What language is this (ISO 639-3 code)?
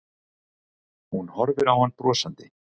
isl